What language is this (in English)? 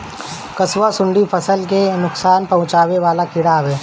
Bhojpuri